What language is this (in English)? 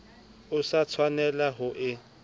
Southern Sotho